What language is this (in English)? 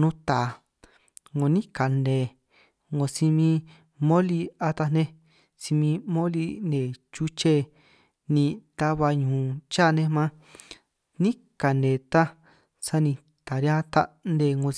San Martín Itunyoso Triqui